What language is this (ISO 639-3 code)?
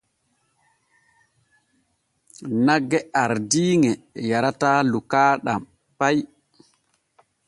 fue